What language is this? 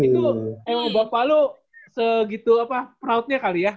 Indonesian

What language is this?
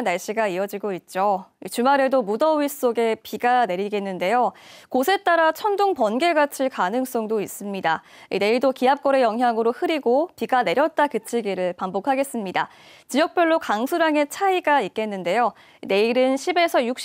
Korean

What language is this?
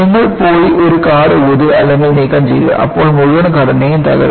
Malayalam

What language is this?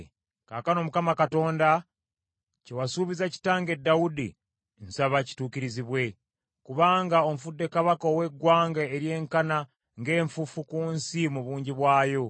Ganda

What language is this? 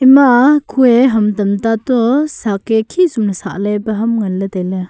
Wancho Naga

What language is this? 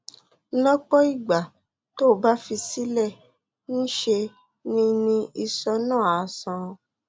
Yoruba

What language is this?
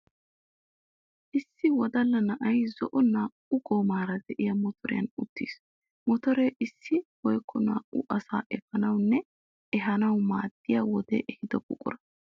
Wolaytta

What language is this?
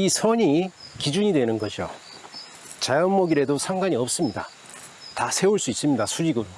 Korean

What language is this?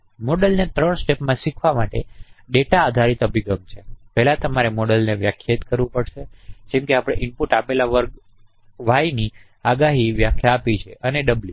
Gujarati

